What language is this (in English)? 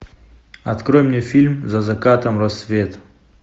Russian